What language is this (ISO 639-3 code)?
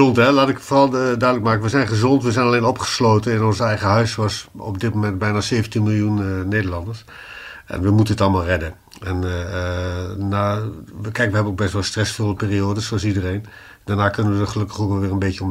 nld